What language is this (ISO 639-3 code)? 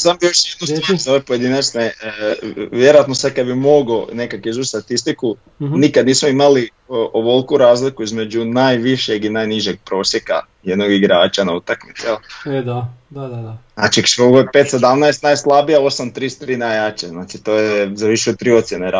hrv